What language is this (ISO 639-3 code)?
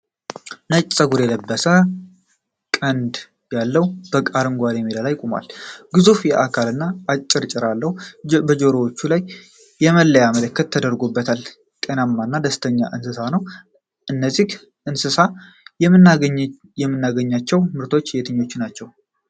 amh